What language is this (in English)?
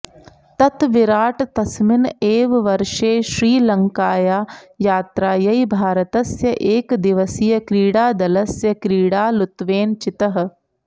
Sanskrit